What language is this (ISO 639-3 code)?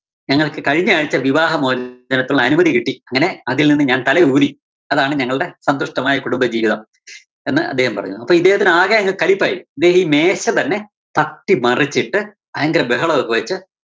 mal